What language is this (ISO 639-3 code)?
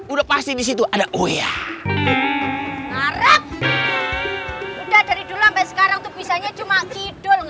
ind